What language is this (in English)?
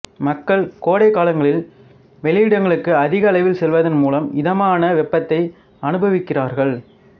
Tamil